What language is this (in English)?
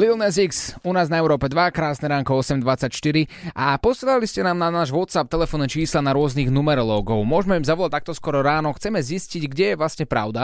Slovak